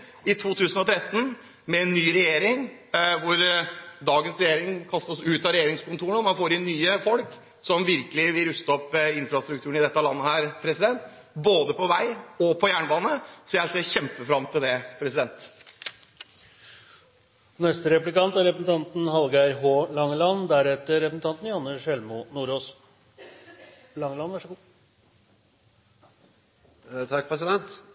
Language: Norwegian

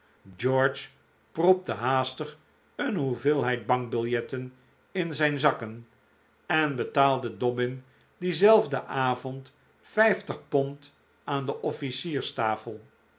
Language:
Dutch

